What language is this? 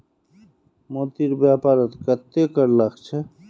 Magahi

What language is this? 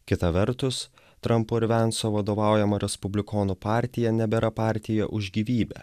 Lithuanian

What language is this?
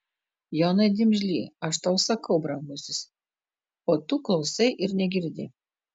Lithuanian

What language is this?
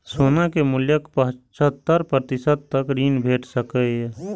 Maithili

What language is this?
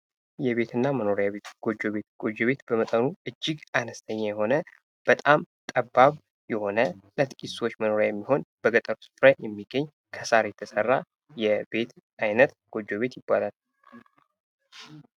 Amharic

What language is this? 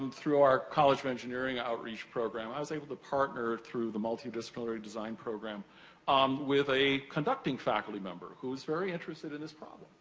English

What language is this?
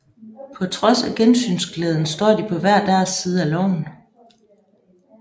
Danish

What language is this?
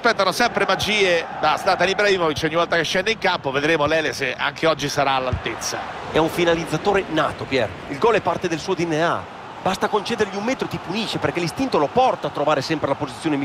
Italian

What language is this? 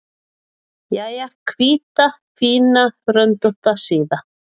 Icelandic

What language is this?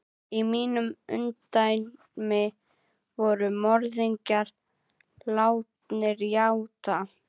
Icelandic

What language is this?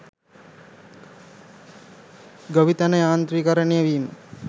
Sinhala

